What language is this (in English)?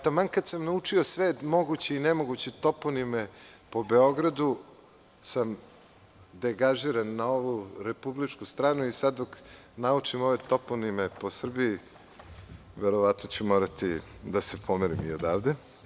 Serbian